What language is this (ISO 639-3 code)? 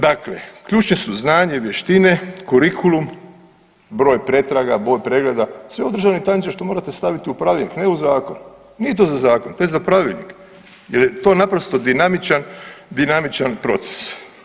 hrv